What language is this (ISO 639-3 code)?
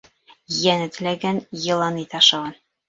bak